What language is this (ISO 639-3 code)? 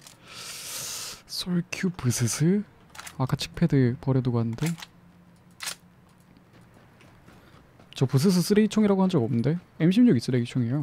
kor